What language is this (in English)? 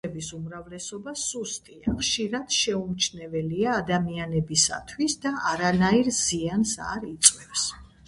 Georgian